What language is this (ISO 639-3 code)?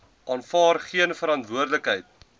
afr